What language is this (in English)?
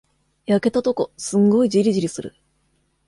Japanese